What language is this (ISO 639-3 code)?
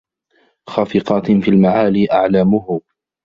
ara